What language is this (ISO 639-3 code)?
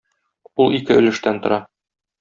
tat